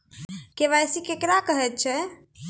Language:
Maithili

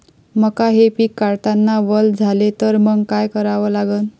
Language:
Marathi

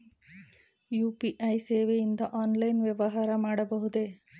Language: Kannada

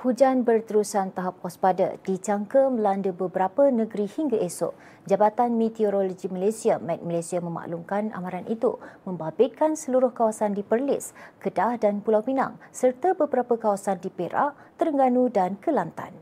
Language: Malay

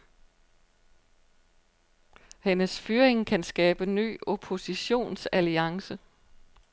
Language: Danish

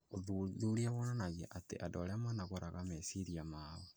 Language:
Kikuyu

